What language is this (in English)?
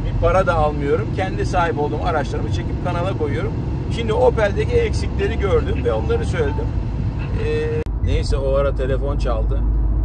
Turkish